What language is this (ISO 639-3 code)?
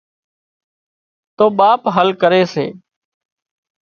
kxp